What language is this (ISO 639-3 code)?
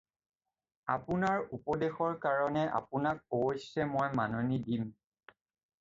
asm